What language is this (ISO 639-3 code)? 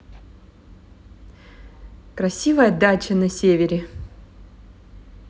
rus